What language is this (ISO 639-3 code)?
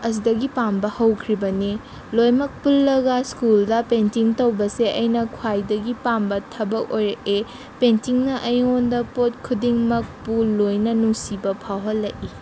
mni